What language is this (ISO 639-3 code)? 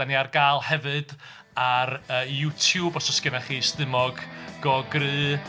cym